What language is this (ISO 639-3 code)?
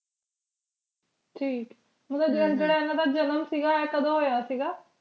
pan